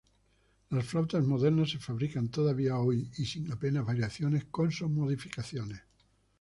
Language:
Spanish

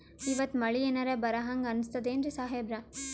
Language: Kannada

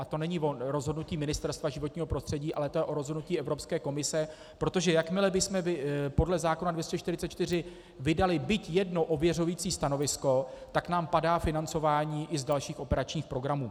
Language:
Czech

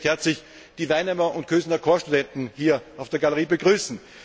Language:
German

